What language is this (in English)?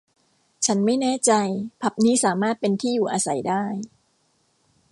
Thai